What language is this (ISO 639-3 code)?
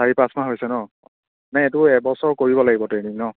asm